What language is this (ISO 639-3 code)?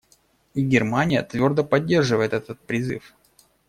rus